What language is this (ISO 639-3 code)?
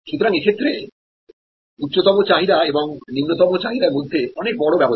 ben